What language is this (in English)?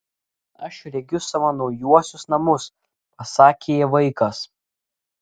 Lithuanian